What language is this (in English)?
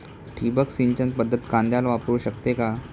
Marathi